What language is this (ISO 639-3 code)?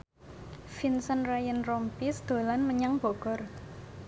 jav